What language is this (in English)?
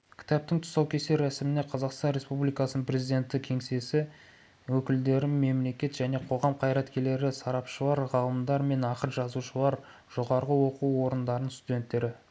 Kazakh